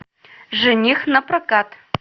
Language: Russian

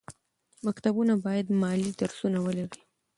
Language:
Pashto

